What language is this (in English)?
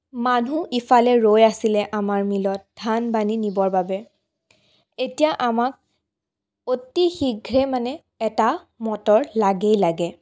Assamese